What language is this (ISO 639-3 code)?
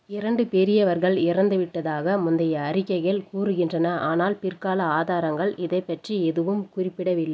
tam